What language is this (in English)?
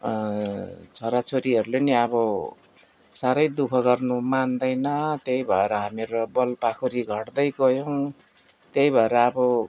Nepali